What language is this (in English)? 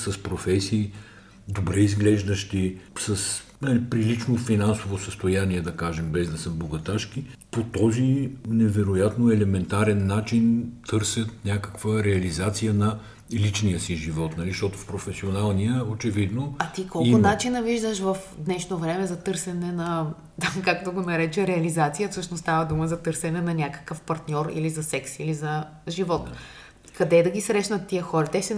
Bulgarian